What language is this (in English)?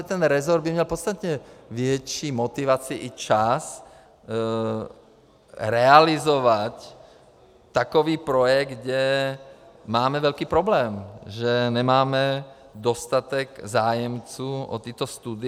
Czech